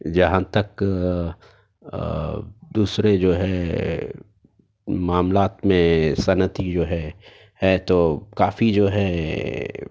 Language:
Urdu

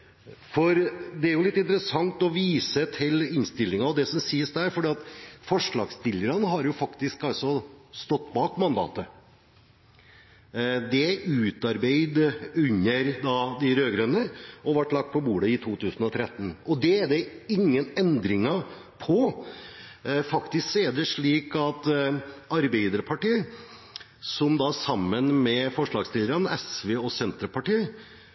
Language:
Norwegian Bokmål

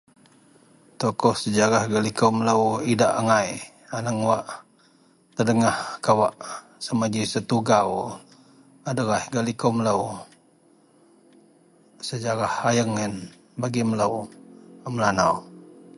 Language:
Central Melanau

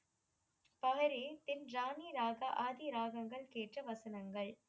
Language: Tamil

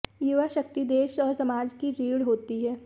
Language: Hindi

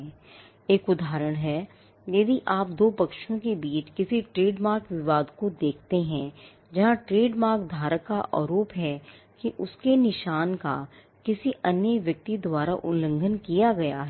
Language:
Hindi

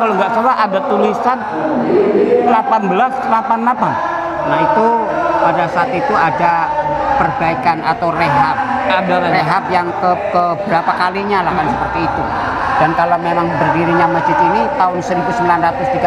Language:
Indonesian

